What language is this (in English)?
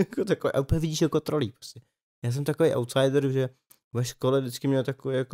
Czech